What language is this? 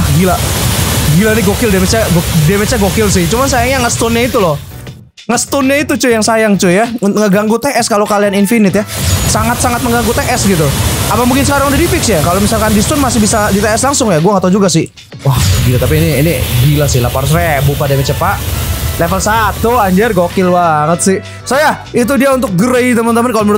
Indonesian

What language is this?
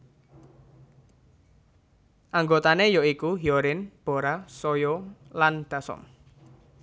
Javanese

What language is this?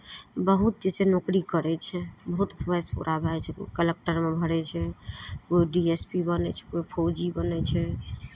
Maithili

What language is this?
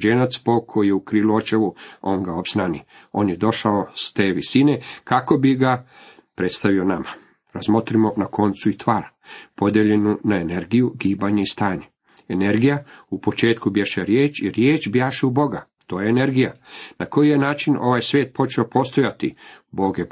Croatian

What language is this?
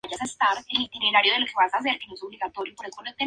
Spanish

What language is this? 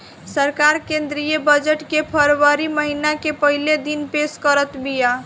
Bhojpuri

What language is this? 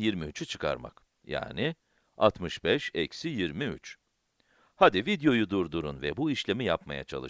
Turkish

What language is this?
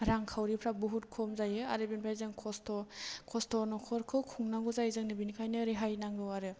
Bodo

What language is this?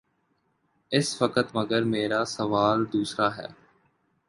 Urdu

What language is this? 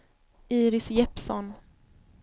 Swedish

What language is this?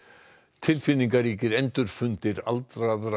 Icelandic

